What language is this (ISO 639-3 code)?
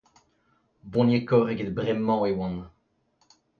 bre